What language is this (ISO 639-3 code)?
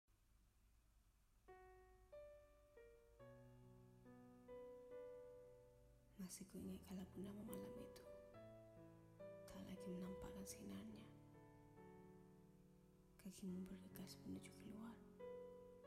msa